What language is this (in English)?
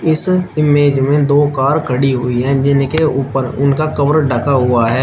Hindi